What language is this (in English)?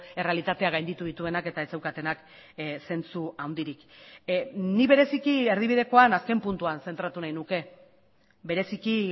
Basque